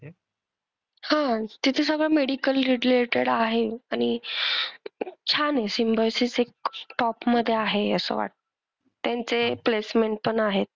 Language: Marathi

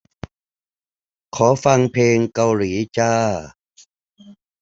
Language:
Thai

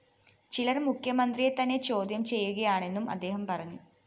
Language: Malayalam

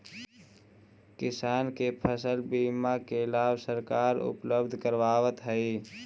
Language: Magahi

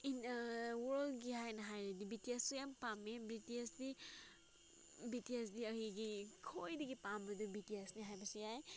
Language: Manipuri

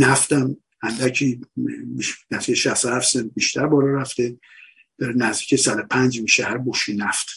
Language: Persian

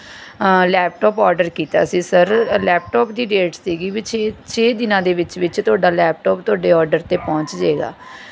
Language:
Punjabi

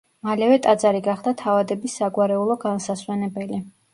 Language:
Georgian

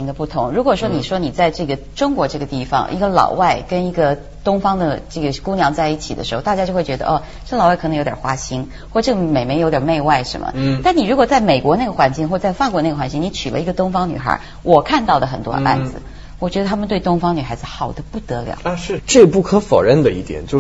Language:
Chinese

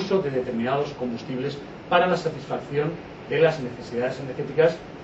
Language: Spanish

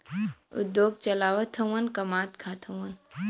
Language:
Bhojpuri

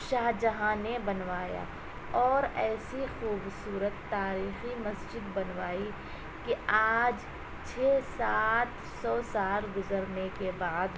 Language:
Urdu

